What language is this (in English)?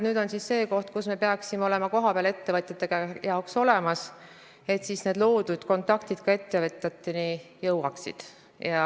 Estonian